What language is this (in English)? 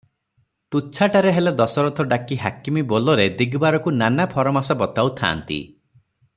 Odia